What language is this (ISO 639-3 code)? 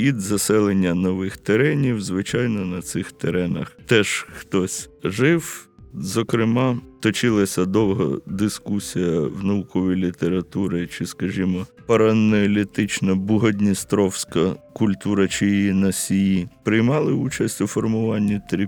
ukr